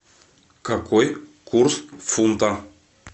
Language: Russian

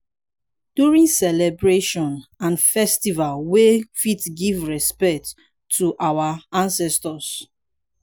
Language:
Nigerian Pidgin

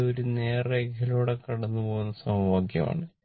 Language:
Malayalam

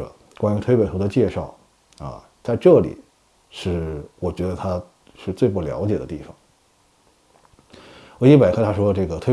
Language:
Chinese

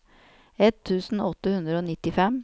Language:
Norwegian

